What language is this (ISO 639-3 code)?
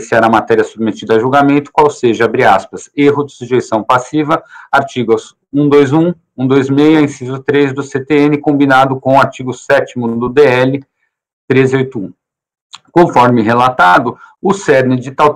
por